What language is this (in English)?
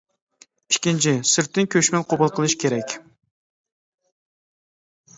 Uyghur